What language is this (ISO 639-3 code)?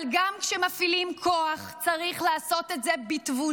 heb